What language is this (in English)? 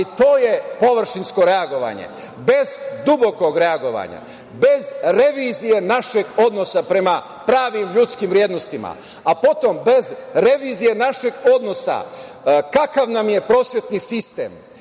Serbian